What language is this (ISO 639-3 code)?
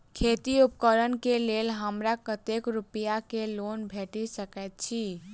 mai